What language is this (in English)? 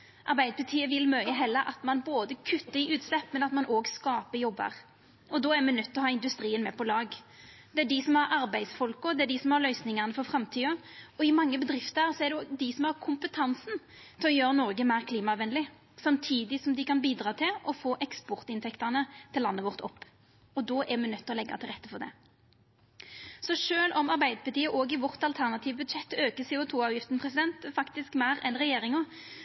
Norwegian Nynorsk